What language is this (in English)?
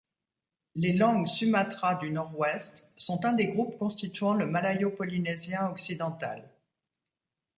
French